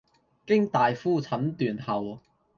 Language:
Cantonese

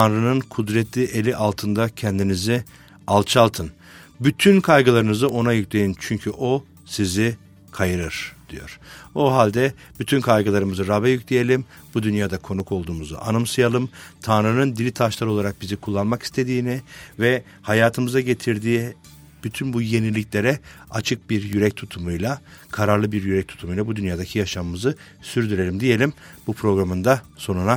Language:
Turkish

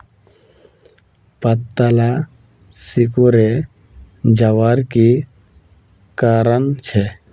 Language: Magahi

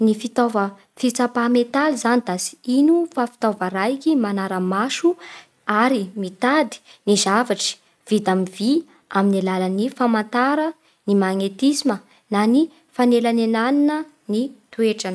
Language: Bara Malagasy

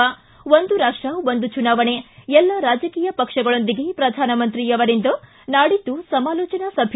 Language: Kannada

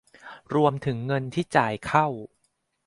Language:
Thai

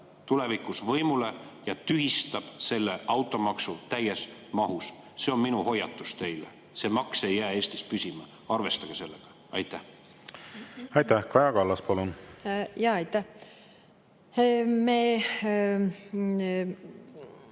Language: Estonian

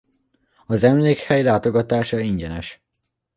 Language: Hungarian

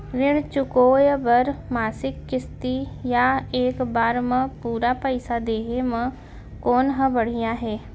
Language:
Chhattisgarhi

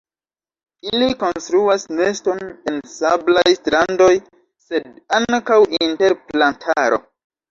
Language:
Esperanto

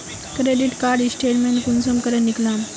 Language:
Magahi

